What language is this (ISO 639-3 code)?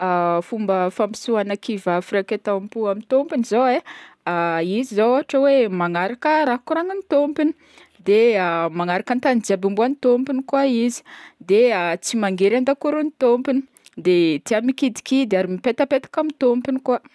bmm